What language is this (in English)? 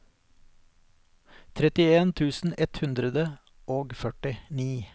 Norwegian